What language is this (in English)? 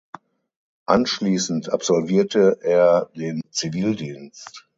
German